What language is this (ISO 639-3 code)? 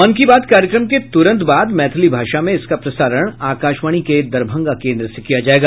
hin